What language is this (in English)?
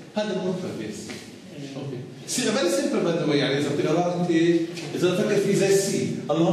Arabic